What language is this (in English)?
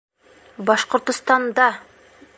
Bashkir